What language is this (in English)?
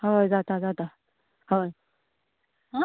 Konkani